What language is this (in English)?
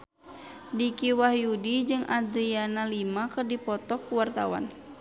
Sundanese